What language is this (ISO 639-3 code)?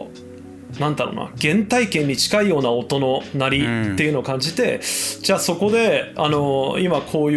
jpn